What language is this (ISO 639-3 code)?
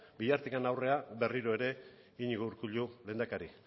eus